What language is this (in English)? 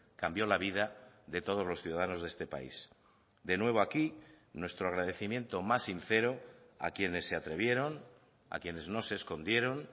Spanish